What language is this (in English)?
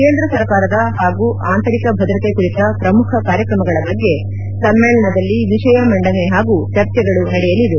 Kannada